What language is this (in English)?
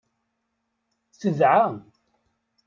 Kabyle